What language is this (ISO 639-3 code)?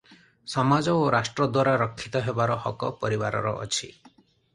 ori